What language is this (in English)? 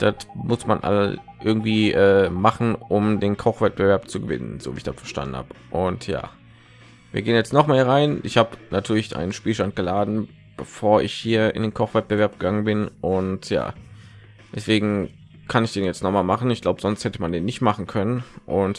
German